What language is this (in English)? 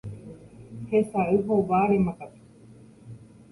Guarani